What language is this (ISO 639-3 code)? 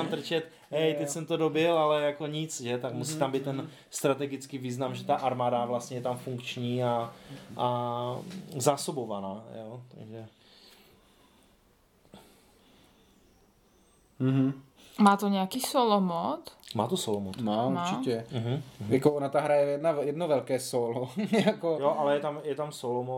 ces